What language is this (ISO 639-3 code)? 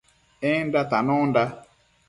mcf